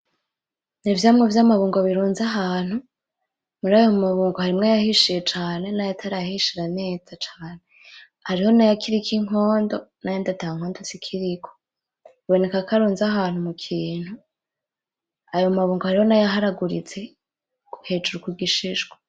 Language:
Rundi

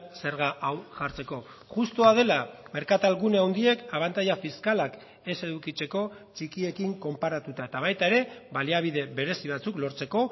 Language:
Basque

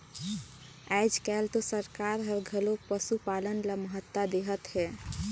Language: Chhattisgarhi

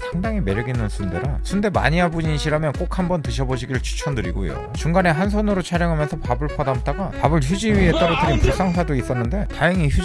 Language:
Korean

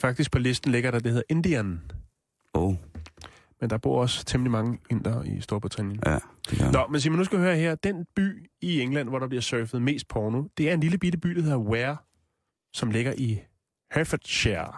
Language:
Danish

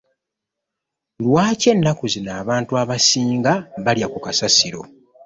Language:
Ganda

